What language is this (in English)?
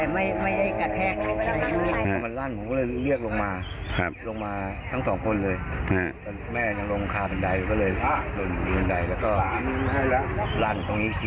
Thai